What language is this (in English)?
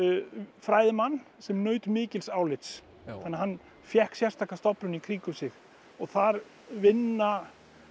Icelandic